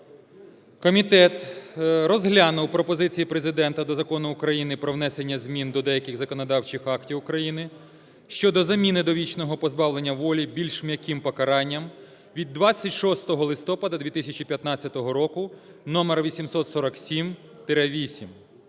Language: Ukrainian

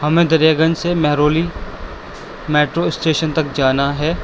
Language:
Urdu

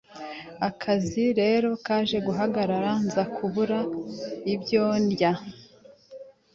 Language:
Kinyarwanda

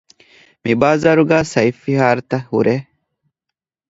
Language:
Divehi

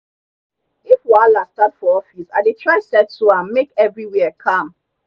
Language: Nigerian Pidgin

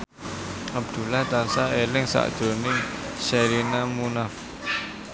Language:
Javanese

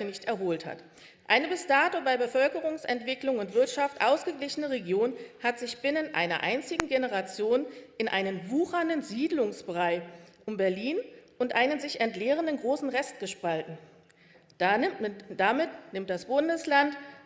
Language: German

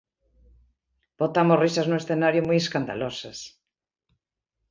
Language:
Galician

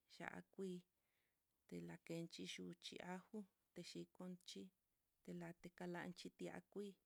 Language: Mitlatongo Mixtec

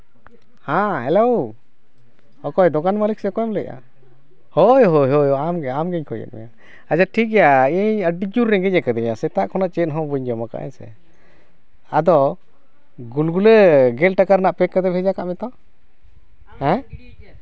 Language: Santali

